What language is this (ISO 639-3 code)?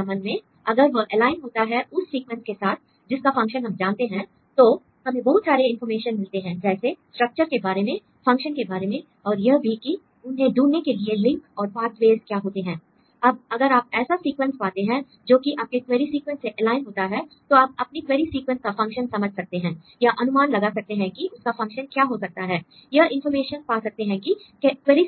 hin